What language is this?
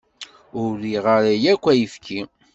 Kabyle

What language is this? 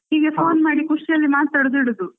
Kannada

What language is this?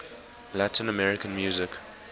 English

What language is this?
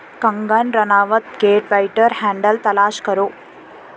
Urdu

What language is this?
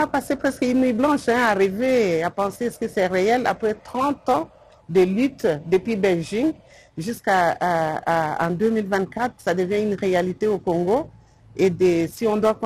French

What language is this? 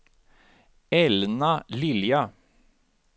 Swedish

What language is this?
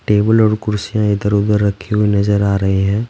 Hindi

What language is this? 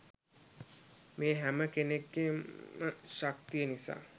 Sinhala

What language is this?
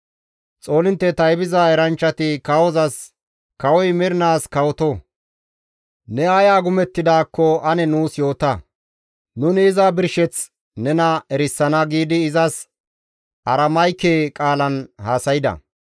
Gamo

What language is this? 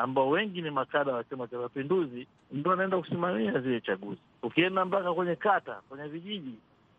Swahili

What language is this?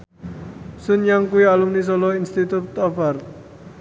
Javanese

